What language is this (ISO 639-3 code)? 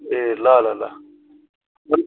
nep